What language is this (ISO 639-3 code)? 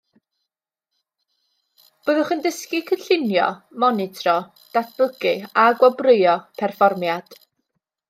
cym